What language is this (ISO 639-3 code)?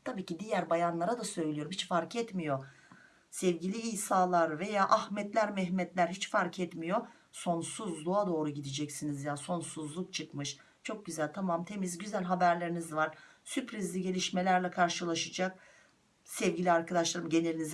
tur